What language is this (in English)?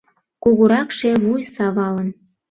Mari